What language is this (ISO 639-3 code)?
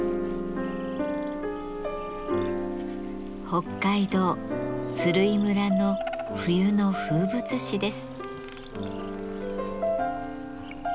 jpn